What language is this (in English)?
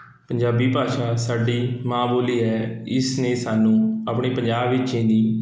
Punjabi